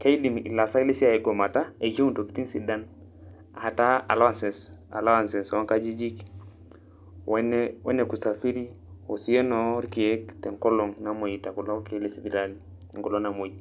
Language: Masai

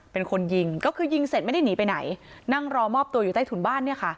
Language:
Thai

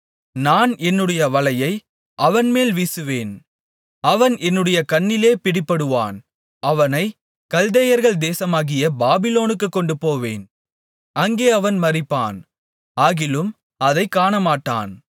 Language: Tamil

